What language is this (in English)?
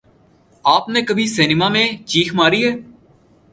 Urdu